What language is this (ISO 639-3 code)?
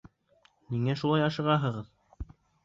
bak